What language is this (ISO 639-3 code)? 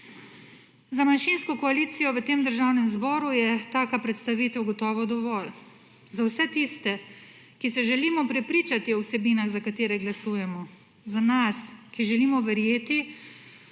slv